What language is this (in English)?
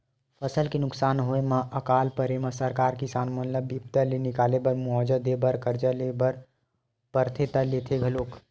Chhattisgarhi